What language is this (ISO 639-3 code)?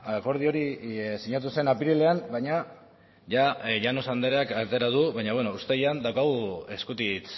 eus